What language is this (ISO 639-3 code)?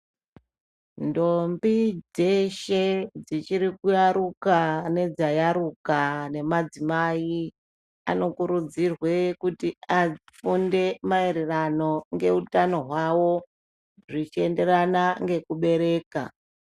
ndc